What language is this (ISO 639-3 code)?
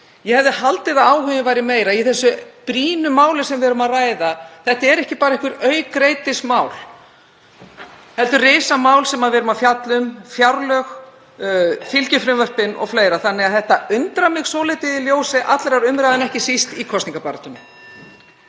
isl